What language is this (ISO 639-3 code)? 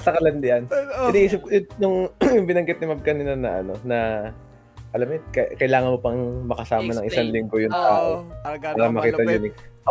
fil